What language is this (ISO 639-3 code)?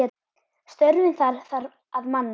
isl